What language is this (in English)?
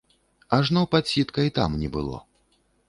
Belarusian